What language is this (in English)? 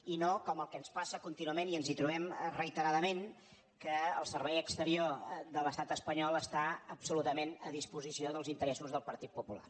Catalan